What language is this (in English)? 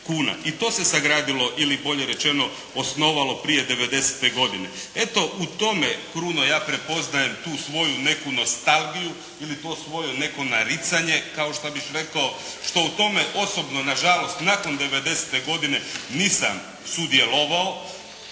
Croatian